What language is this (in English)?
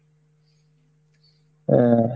Bangla